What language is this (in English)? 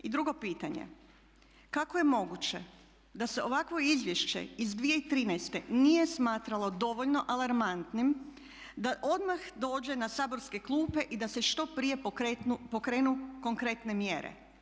Croatian